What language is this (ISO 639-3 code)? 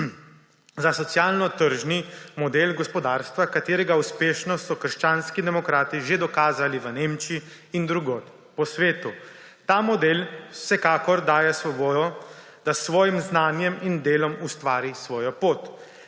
slv